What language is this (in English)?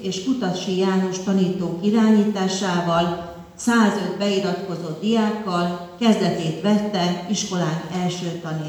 Hungarian